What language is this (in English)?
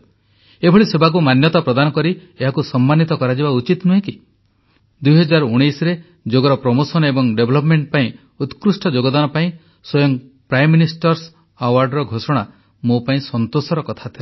Odia